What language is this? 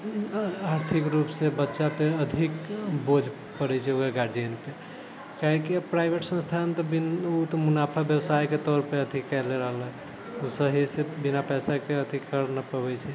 Maithili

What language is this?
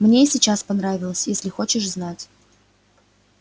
Russian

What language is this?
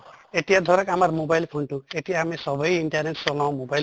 Assamese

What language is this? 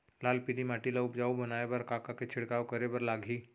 Chhattisgarhi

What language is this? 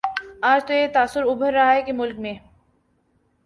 Urdu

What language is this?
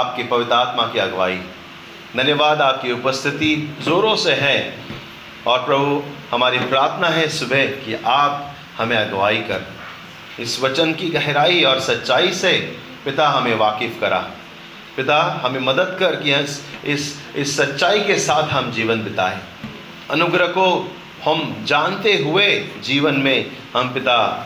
Hindi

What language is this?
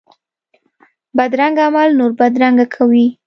Pashto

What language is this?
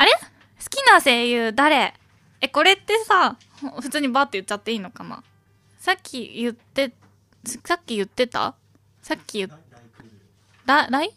Japanese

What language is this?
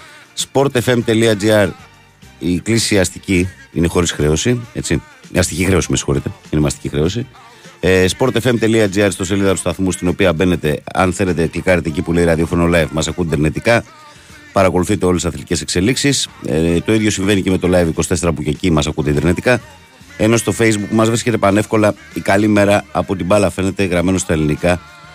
Greek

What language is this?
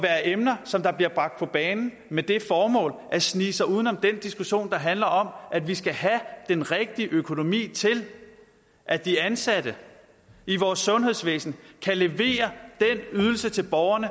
Danish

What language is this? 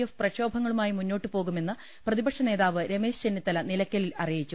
Malayalam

